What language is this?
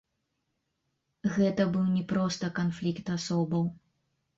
Belarusian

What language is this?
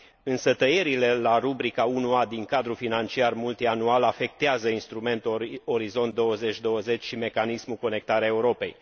Romanian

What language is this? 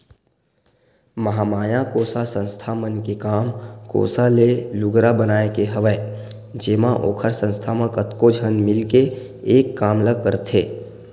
Chhattisgarhi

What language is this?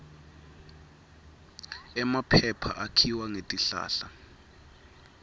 Swati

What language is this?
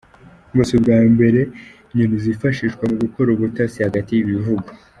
Kinyarwanda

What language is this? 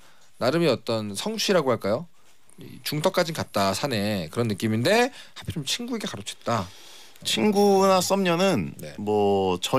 Korean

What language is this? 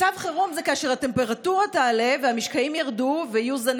Hebrew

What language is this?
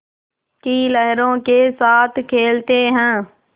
Hindi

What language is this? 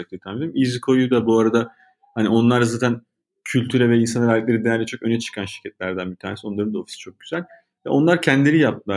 Turkish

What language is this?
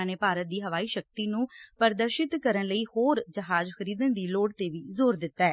Punjabi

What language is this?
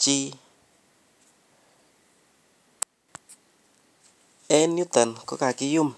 Kalenjin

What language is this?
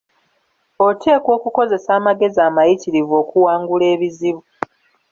Ganda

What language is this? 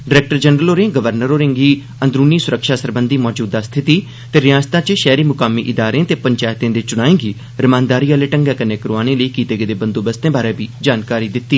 Dogri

